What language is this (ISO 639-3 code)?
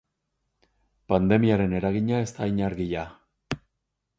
eus